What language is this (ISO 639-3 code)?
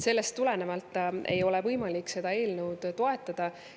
est